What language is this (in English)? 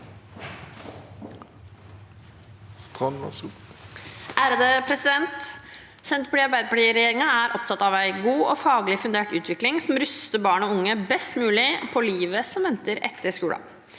Norwegian